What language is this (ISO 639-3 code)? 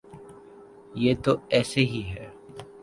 urd